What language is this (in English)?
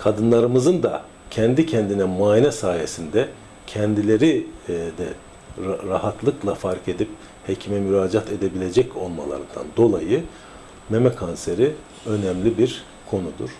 Turkish